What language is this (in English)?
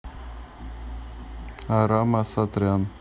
Russian